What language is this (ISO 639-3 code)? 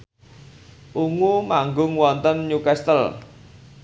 jav